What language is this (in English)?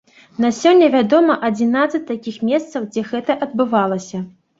Belarusian